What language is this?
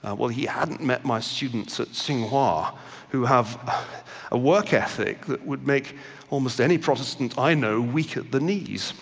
English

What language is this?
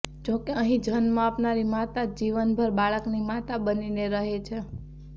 Gujarati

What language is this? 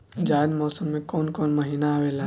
Bhojpuri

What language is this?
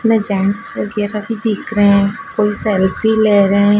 Hindi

